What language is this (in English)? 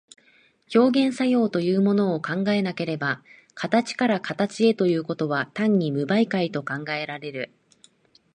Japanese